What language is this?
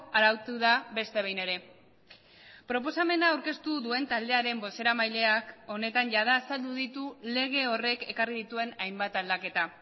Basque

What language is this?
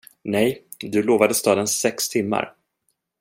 Swedish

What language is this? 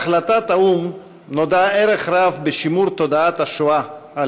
Hebrew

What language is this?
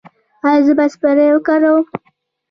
Pashto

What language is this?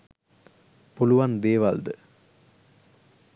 Sinhala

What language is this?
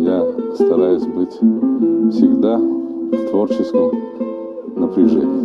Russian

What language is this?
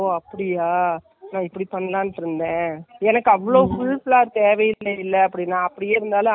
Tamil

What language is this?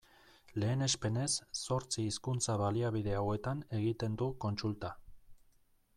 Basque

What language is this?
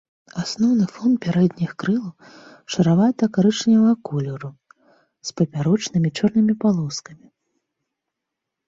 Belarusian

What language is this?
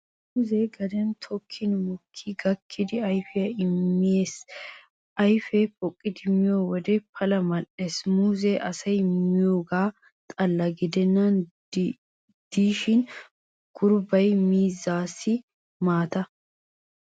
Wolaytta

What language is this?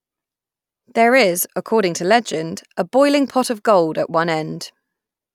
English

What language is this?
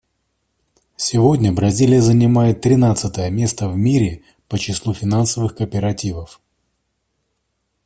Russian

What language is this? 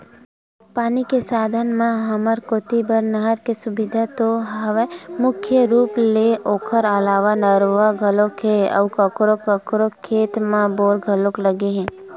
Chhattisgarhi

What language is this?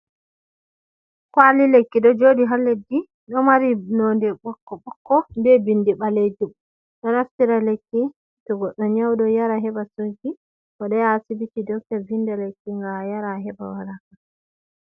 Fula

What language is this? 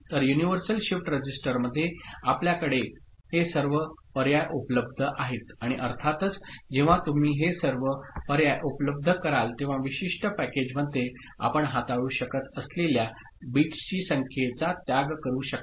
Marathi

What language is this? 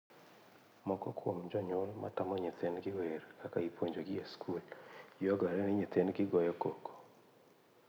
Luo (Kenya and Tanzania)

